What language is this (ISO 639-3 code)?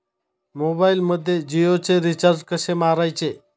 mar